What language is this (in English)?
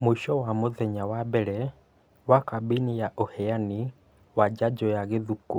Kikuyu